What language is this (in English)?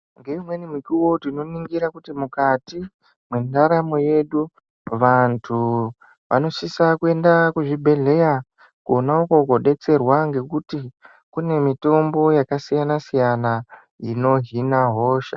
Ndau